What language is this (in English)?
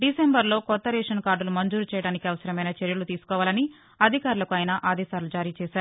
Telugu